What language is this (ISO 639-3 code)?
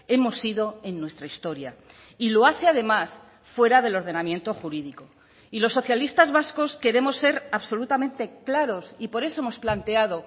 spa